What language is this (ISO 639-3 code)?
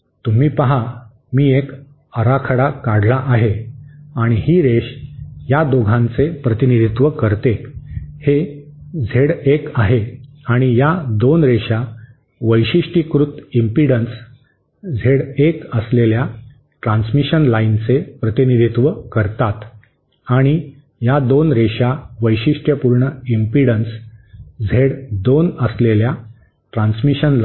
mar